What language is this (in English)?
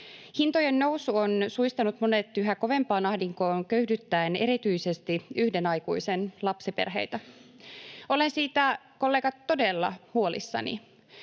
Finnish